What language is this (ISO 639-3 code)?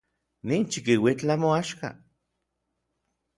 nlv